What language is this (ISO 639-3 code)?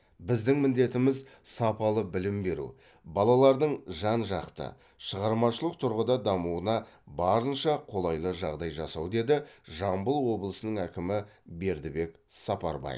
kaz